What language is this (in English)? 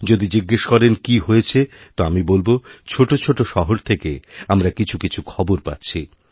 Bangla